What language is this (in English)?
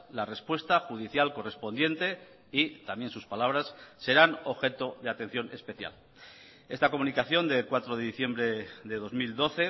Spanish